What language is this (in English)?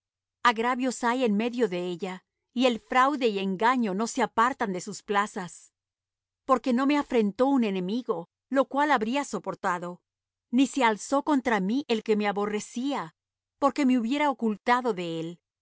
Spanish